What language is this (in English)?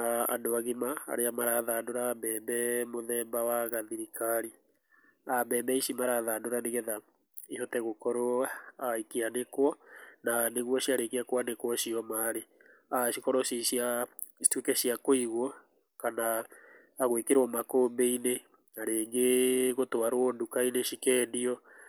Kikuyu